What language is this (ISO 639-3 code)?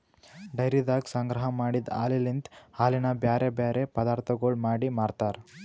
kan